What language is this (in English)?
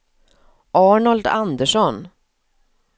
Swedish